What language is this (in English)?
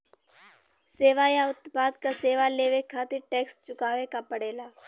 Bhojpuri